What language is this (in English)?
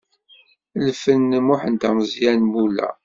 Kabyle